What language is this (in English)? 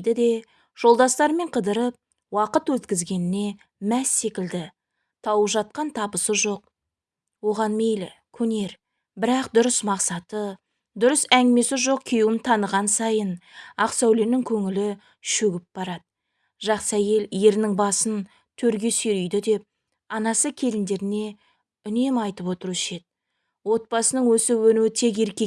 Turkish